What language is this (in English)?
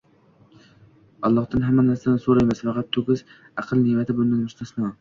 Uzbek